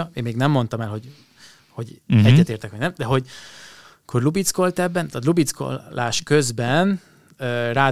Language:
Hungarian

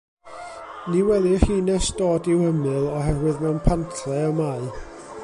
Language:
Welsh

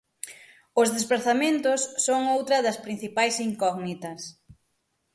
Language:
Galician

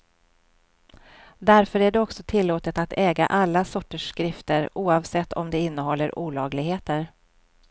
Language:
Swedish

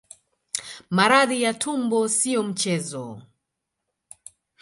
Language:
Swahili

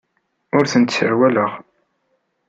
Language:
Kabyle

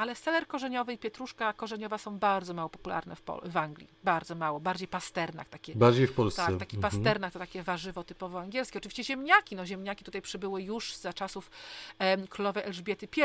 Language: Polish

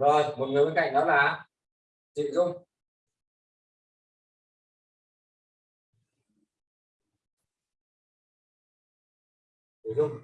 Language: Vietnamese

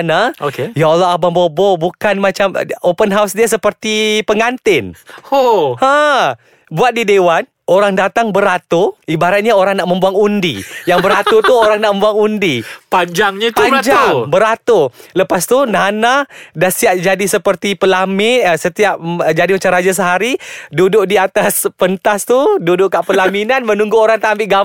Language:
Malay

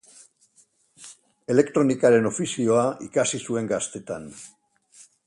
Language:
Basque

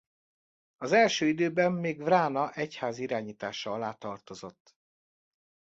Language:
Hungarian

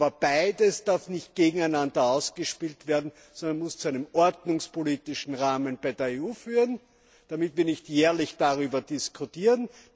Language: German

